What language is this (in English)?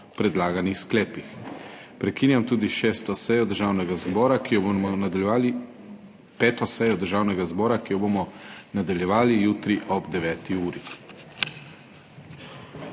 Slovenian